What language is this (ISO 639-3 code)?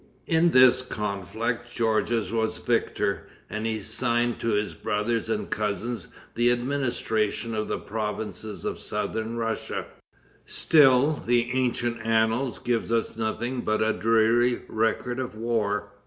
eng